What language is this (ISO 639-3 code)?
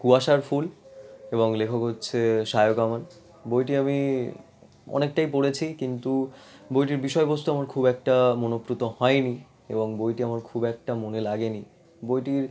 ben